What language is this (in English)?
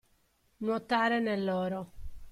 Italian